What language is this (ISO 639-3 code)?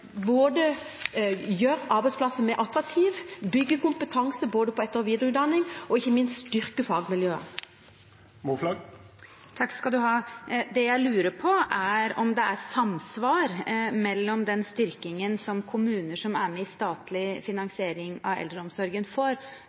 nob